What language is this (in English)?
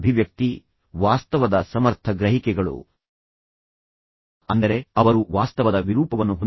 Kannada